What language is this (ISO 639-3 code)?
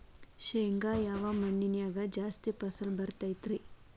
kan